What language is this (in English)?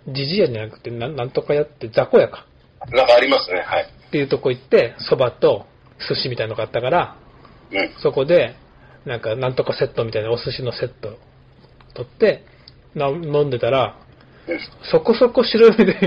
Japanese